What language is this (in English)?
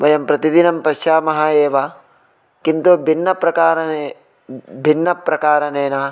Sanskrit